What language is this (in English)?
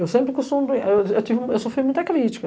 Portuguese